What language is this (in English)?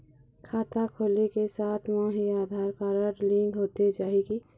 Chhattisgarhi